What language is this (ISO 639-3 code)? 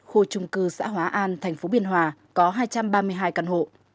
vie